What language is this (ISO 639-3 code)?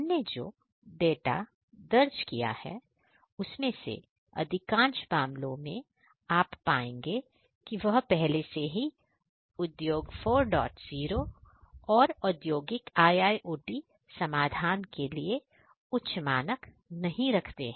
hin